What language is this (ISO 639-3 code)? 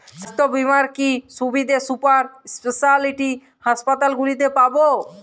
ben